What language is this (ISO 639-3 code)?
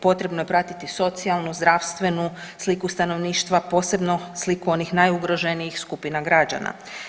hrv